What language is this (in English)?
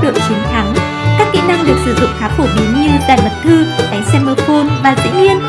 Vietnamese